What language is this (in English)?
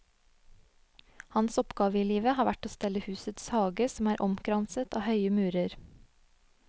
Norwegian